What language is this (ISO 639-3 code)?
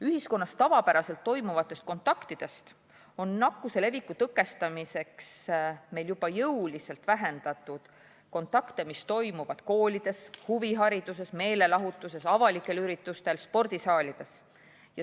est